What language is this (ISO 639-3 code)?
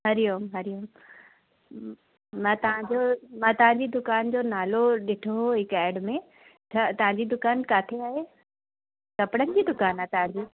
snd